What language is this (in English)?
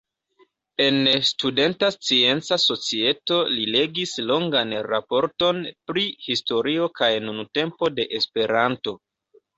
Esperanto